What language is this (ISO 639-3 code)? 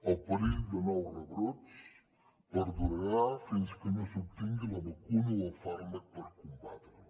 cat